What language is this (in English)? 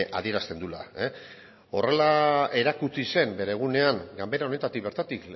Basque